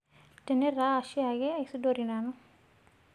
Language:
Masai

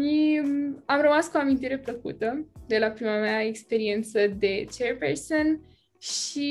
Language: Romanian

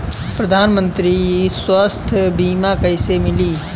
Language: Bhojpuri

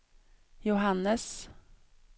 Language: Swedish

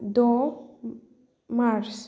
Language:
Bodo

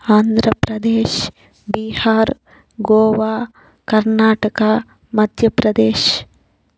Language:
Telugu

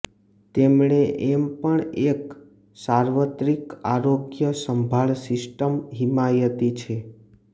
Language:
Gujarati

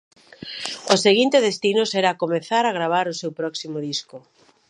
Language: Galician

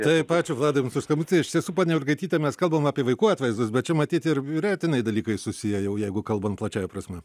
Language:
Lithuanian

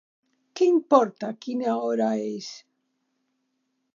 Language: Catalan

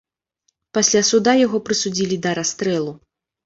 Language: Belarusian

